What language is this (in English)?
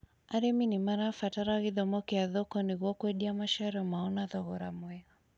Kikuyu